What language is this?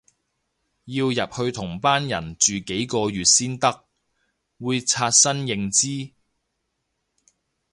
Cantonese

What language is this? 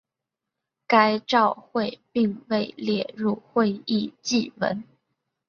Chinese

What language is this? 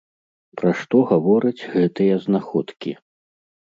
Belarusian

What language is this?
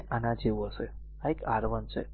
Gujarati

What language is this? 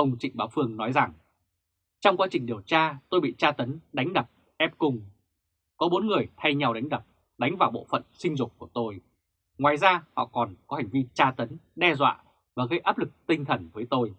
Vietnamese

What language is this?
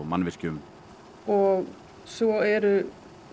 Icelandic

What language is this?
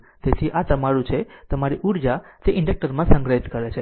Gujarati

